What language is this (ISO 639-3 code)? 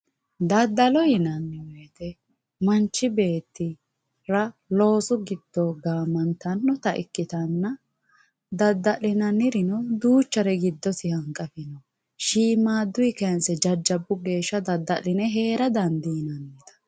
sid